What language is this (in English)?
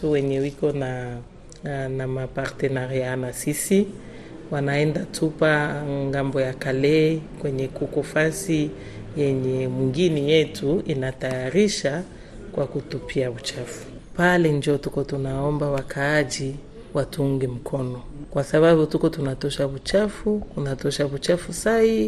Swahili